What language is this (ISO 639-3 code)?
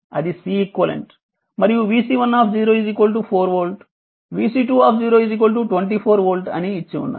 tel